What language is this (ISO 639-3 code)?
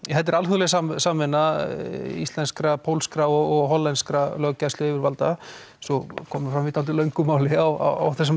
isl